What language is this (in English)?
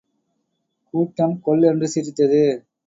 Tamil